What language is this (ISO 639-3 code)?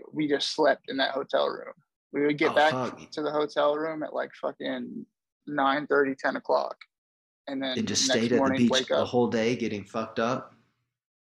eng